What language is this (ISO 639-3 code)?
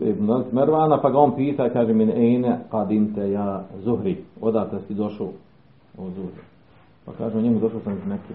hrv